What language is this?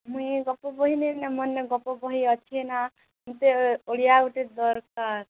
Odia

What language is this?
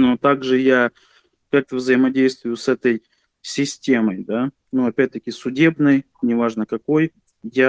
Russian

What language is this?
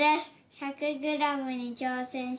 Japanese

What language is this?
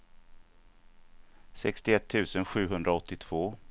Swedish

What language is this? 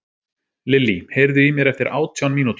Icelandic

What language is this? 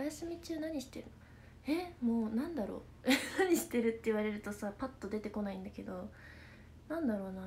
Japanese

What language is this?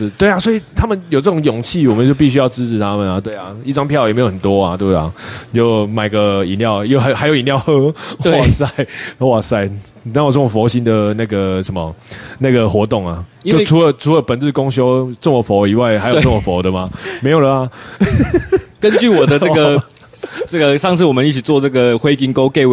Chinese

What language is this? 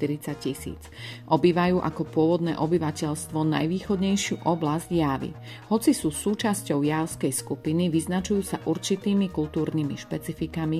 Slovak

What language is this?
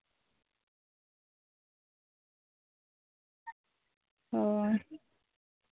Santali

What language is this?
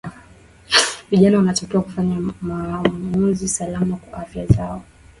Swahili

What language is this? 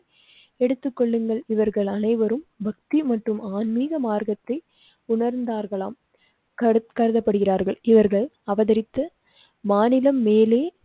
Tamil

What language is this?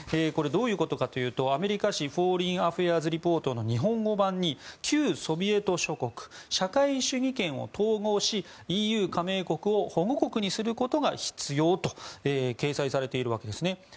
Japanese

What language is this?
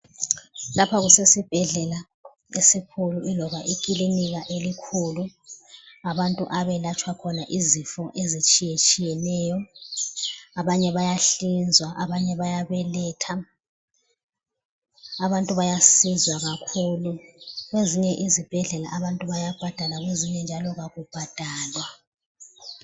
North Ndebele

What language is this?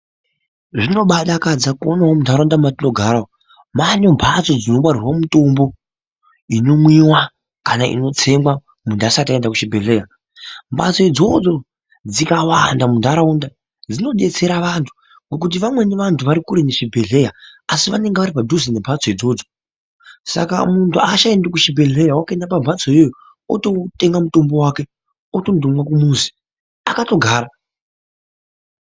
Ndau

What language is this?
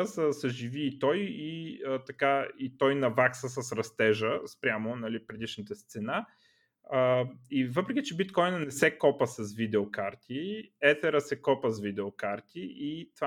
Bulgarian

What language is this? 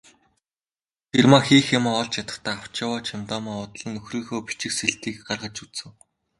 Mongolian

